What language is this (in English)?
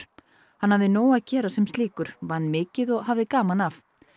Icelandic